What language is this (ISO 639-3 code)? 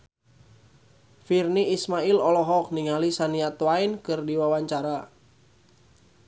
sun